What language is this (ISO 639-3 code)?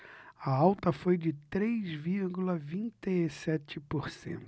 por